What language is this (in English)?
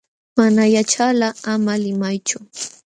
Jauja Wanca Quechua